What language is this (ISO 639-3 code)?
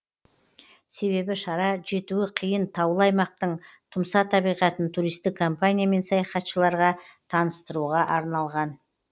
kaz